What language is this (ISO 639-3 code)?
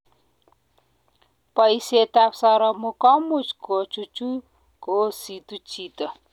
kln